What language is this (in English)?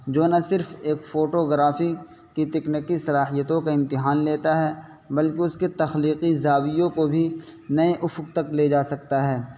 Urdu